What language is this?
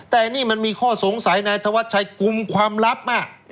Thai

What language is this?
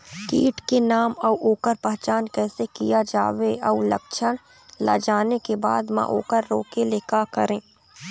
Chhattisgarhi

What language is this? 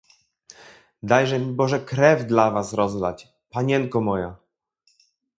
Polish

